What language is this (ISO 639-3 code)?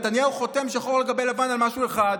heb